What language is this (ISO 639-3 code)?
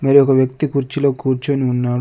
tel